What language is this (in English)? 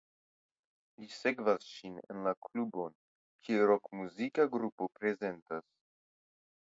Esperanto